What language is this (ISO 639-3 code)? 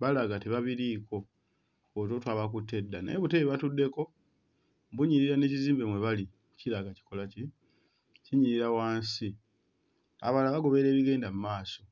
lug